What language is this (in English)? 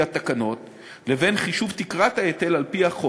Hebrew